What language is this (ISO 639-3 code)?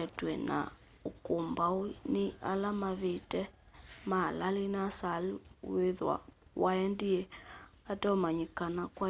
kam